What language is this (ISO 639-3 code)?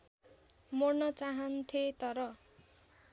nep